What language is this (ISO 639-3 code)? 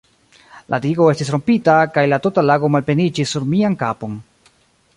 epo